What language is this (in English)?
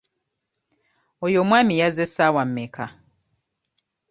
Ganda